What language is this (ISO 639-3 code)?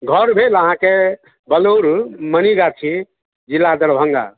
mai